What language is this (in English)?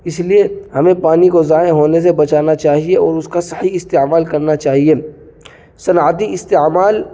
Urdu